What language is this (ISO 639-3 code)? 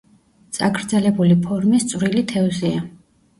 kat